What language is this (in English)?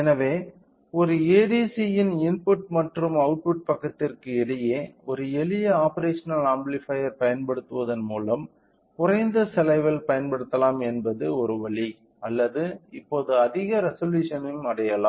Tamil